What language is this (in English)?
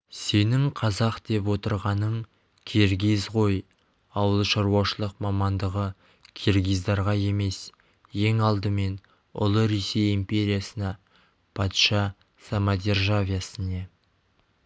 Kazakh